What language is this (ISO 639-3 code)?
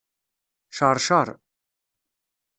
kab